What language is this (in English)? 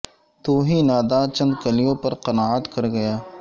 Urdu